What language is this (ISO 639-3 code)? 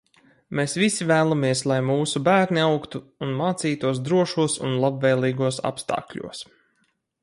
lav